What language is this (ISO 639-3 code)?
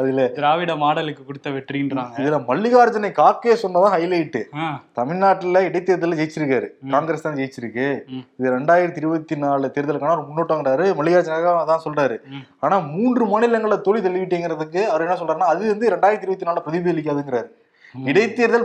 tam